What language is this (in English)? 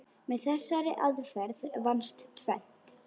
Icelandic